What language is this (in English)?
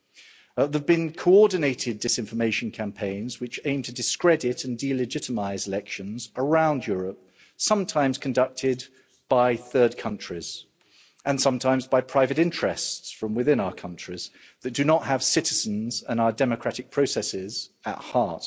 English